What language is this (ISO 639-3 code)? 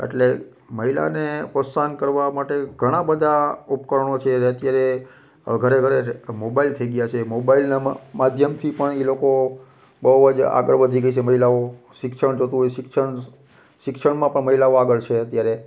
guj